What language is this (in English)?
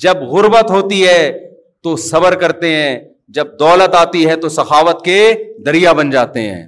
Urdu